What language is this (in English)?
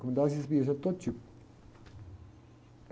Portuguese